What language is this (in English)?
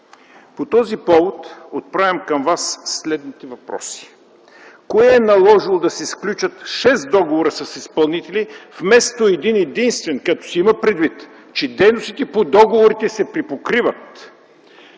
Bulgarian